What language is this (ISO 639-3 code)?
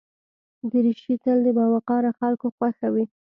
pus